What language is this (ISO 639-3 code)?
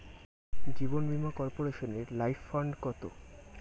ben